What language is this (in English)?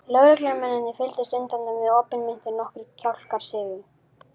Icelandic